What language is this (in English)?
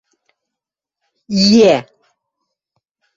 Western Mari